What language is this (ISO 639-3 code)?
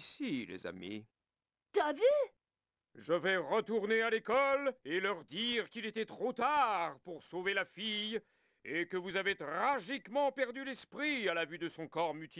fra